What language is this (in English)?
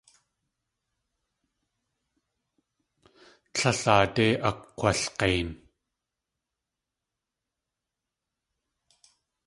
Tlingit